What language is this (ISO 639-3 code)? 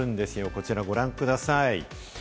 jpn